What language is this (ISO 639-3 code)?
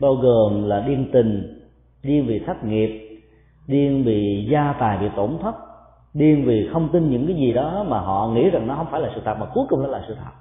vie